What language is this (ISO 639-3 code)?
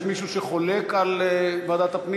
heb